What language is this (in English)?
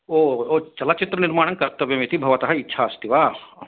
Sanskrit